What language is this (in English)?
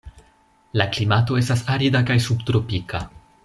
Esperanto